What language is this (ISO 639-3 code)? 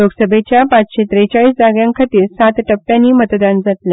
kok